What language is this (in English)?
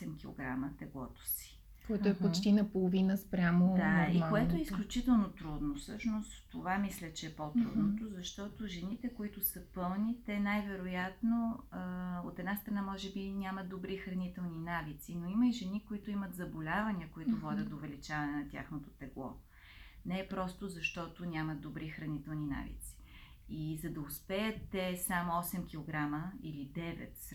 Bulgarian